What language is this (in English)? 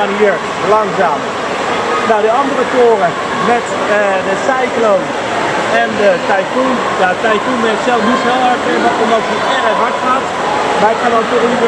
Dutch